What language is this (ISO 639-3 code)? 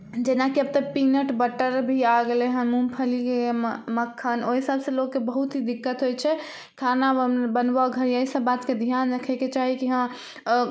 mai